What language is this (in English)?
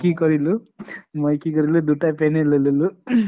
Assamese